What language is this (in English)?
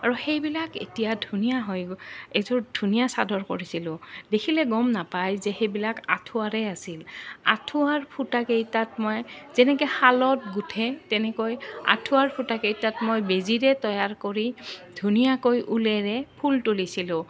Assamese